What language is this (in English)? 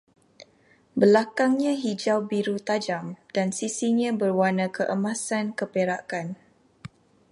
Malay